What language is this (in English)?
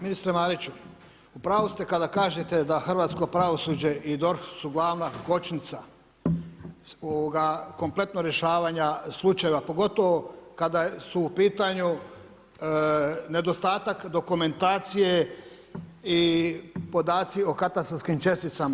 Croatian